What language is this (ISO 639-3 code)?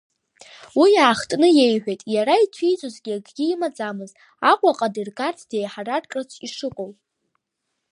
abk